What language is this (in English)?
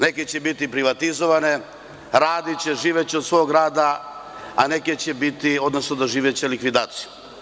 Serbian